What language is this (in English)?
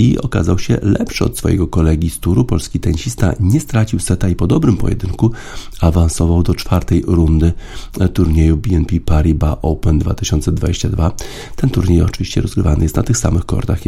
Polish